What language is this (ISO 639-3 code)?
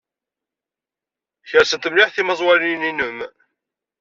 kab